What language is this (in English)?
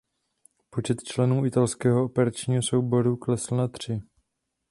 Czech